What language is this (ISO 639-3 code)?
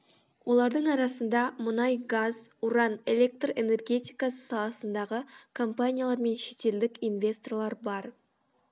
kaz